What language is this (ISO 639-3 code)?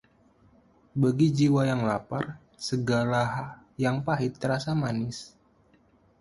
ind